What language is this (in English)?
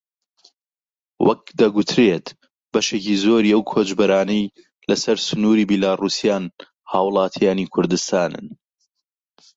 Central Kurdish